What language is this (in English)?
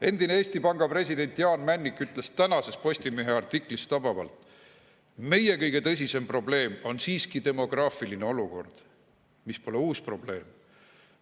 Estonian